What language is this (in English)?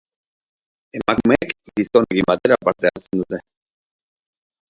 Basque